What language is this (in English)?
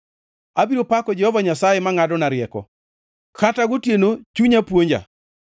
Luo (Kenya and Tanzania)